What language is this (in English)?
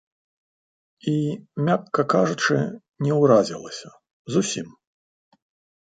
Belarusian